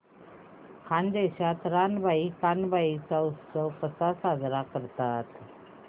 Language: Marathi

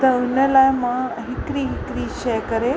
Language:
Sindhi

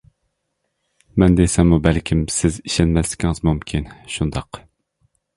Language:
Uyghur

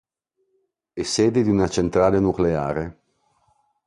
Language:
Italian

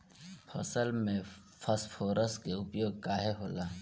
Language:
Bhojpuri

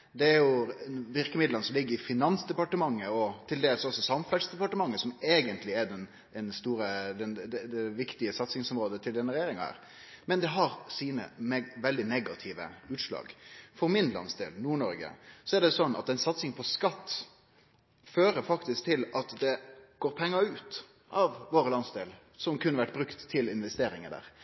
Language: Norwegian Nynorsk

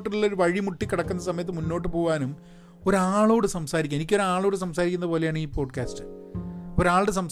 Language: Malayalam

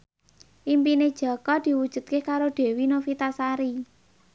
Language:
Javanese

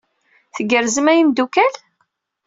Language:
Kabyle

